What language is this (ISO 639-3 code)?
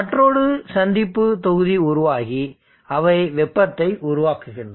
tam